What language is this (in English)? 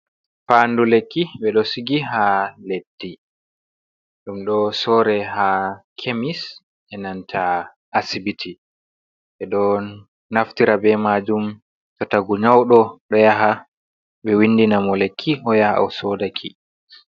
Fula